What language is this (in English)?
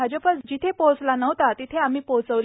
Marathi